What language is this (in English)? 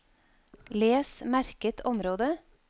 Norwegian